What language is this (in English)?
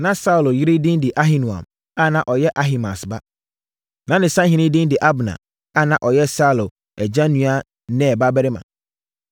Akan